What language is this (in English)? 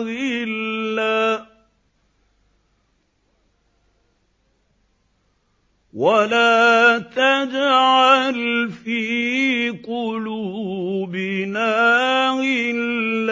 Arabic